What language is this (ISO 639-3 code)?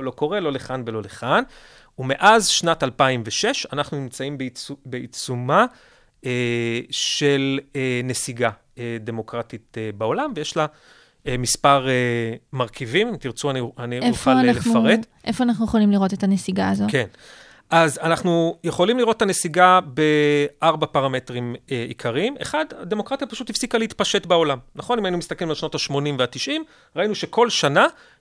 heb